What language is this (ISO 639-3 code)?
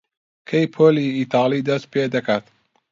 ckb